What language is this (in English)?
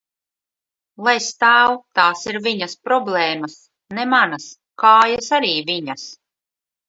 Latvian